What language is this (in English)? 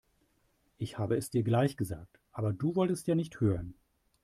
German